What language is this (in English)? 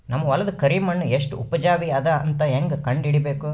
Kannada